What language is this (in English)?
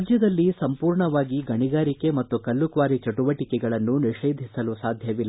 Kannada